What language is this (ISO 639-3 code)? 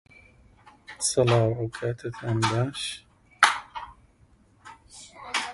ckb